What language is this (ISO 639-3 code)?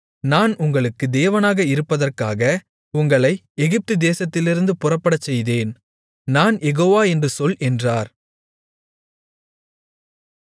tam